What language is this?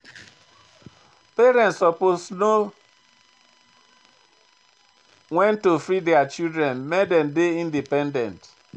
Nigerian Pidgin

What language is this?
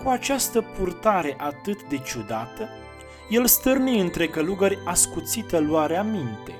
Romanian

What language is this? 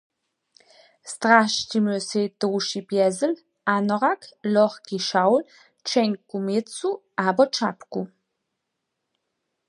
Upper Sorbian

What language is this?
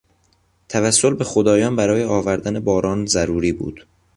Persian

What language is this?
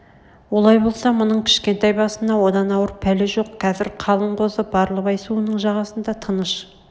Kazakh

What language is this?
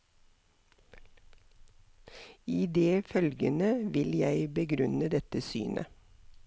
Norwegian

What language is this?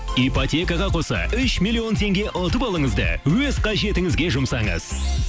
Kazakh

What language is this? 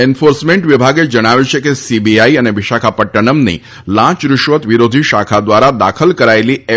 Gujarati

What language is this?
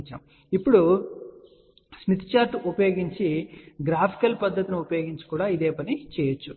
Telugu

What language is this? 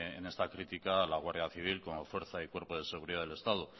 Spanish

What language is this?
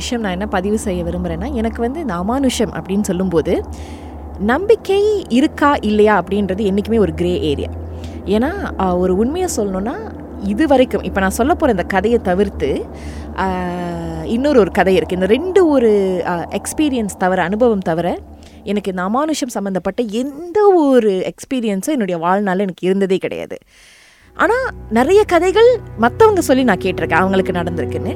Tamil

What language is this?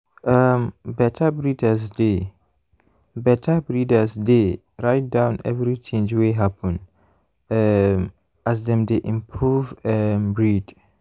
Nigerian Pidgin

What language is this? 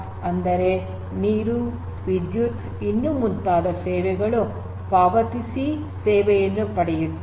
Kannada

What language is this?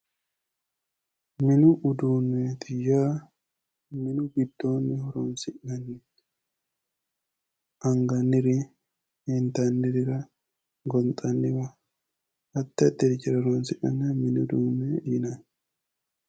Sidamo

